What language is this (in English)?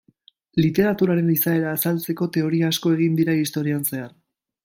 Basque